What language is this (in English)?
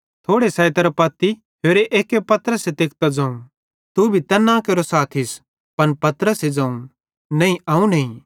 Bhadrawahi